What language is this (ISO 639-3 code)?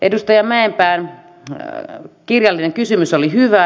fin